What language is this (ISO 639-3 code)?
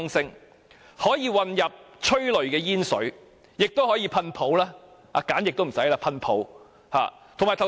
yue